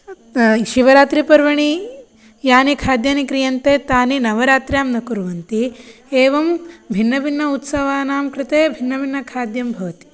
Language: Sanskrit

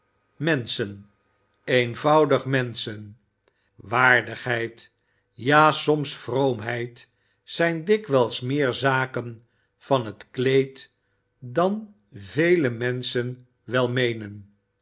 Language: Dutch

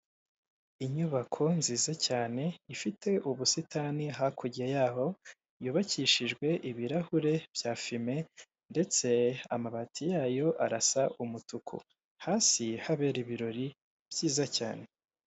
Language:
Kinyarwanda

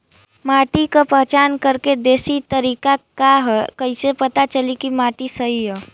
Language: Bhojpuri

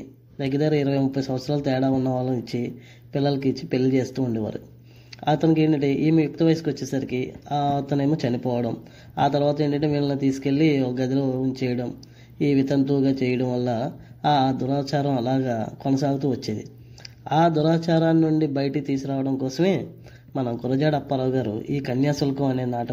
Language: Telugu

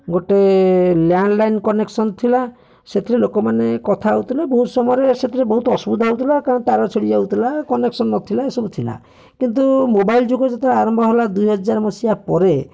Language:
Odia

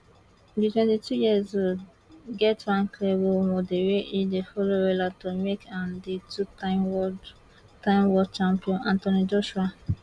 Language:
Nigerian Pidgin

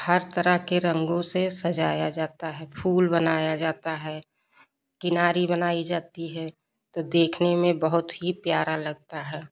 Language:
Hindi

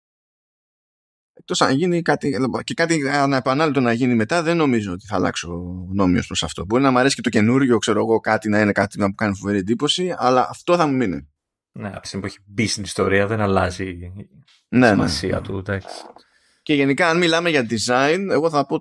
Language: Greek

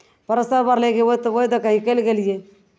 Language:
Maithili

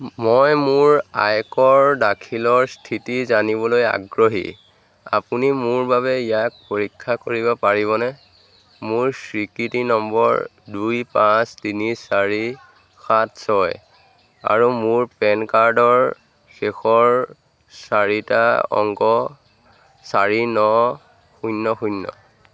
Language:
Assamese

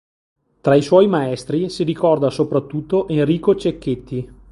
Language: Italian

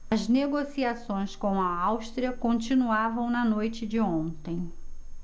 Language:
Portuguese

